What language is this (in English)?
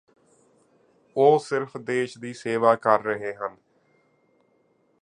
Punjabi